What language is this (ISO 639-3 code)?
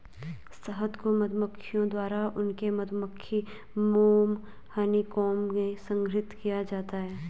hin